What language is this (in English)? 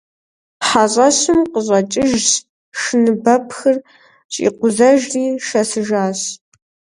Kabardian